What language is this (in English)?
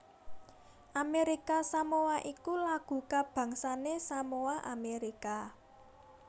Javanese